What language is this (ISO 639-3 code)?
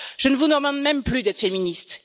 fra